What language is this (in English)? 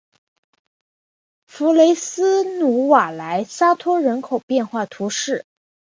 Chinese